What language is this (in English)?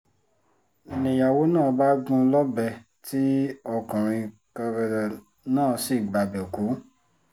Yoruba